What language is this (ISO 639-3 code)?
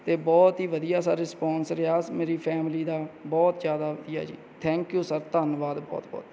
pan